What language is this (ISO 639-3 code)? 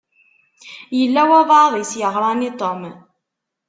kab